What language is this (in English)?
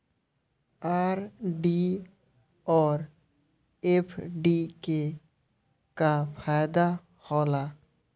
Maithili